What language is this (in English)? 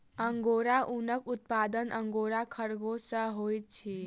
Maithili